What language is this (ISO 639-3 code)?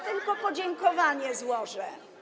pol